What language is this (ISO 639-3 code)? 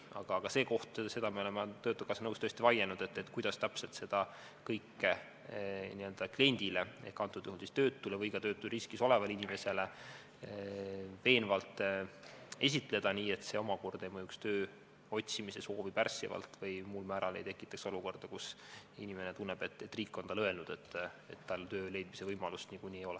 est